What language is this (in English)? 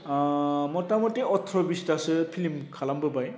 Bodo